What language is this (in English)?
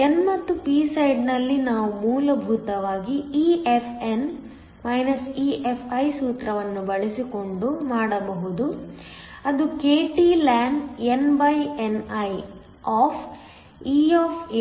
Kannada